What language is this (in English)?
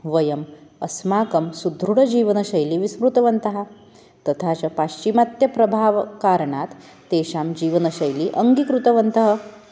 Sanskrit